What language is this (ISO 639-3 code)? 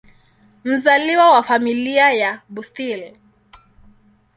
swa